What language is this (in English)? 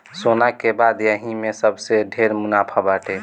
Bhojpuri